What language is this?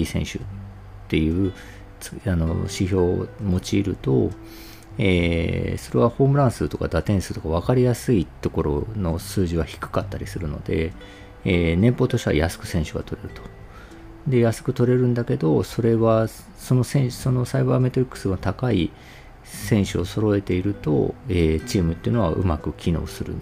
Japanese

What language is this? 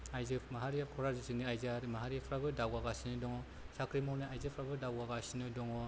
Bodo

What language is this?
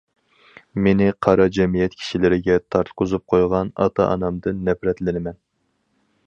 Uyghur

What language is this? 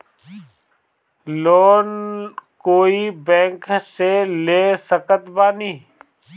Bhojpuri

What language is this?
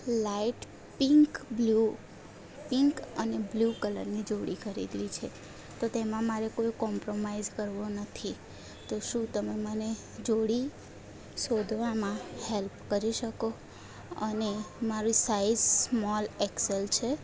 Gujarati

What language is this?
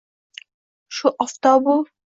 Uzbek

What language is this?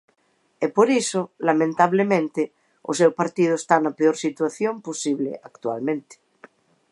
Galician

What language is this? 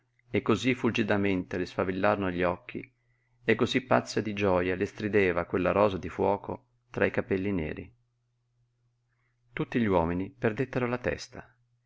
Italian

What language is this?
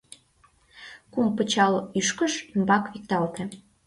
Mari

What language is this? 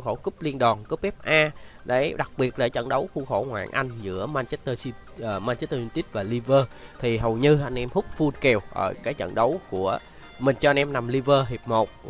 Vietnamese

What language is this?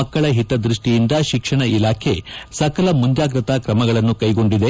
Kannada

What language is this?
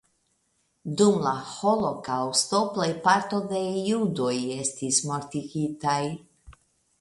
Esperanto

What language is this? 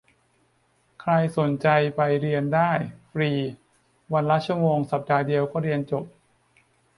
Thai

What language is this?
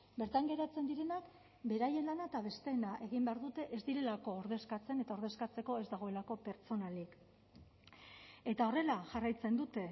Basque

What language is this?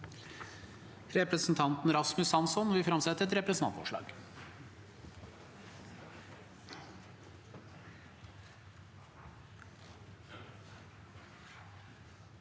Norwegian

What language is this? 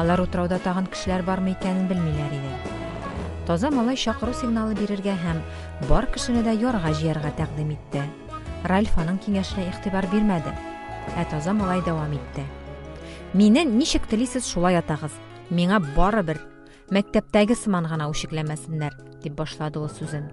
Turkish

